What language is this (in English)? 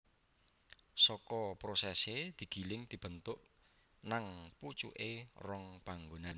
Javanese